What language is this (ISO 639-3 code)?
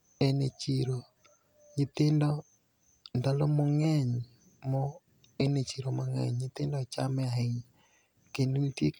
luo